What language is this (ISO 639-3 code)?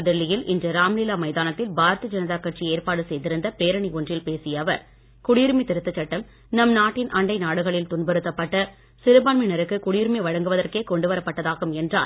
tam